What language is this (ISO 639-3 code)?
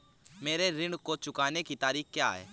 hin